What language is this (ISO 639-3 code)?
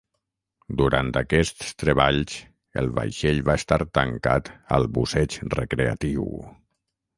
cat